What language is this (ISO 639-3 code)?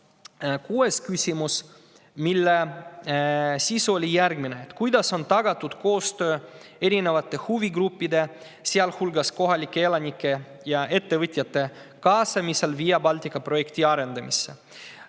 est